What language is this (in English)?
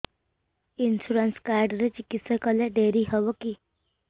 Odia